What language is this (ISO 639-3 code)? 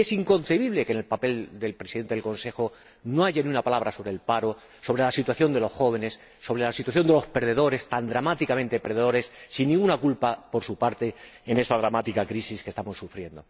spa